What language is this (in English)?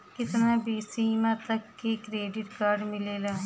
Bhojpuri